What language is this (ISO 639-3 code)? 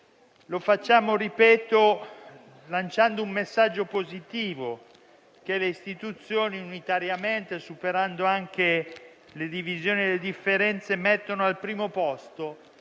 ita